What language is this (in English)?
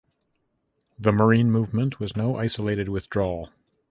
English